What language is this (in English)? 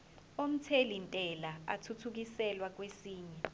Zulu